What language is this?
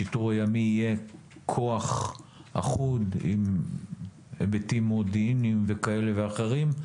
Hebrew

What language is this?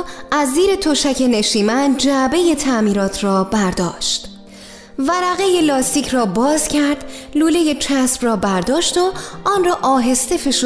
Persian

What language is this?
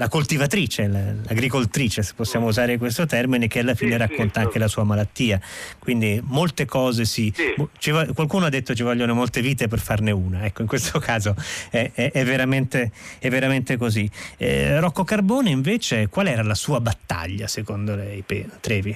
Italian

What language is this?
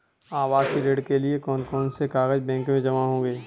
Hindi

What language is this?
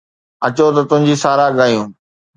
Sindhi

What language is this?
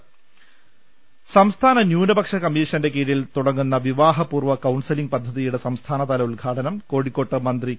Malayalam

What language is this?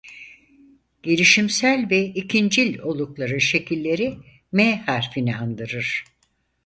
Turkish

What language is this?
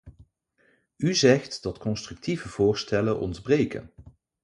Dutch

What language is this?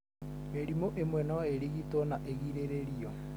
Kikuyu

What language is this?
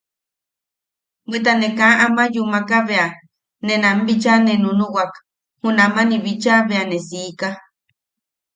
Yaqui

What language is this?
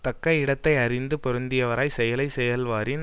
Tamil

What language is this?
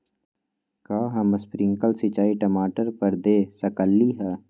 Magahi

